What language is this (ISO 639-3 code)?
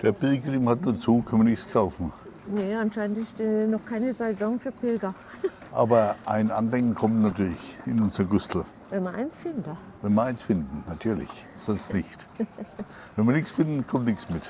deu